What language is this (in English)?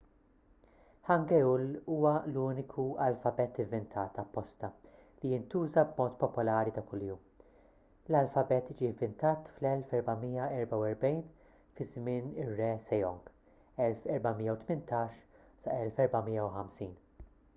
Maltese